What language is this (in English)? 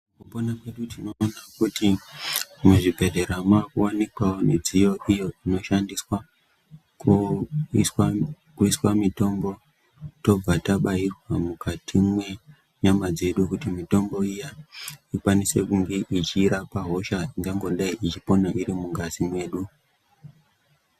Ndau